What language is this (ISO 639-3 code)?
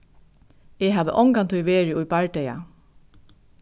fao